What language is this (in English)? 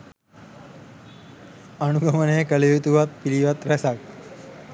Sinhala